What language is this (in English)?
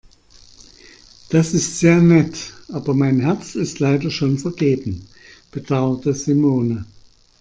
German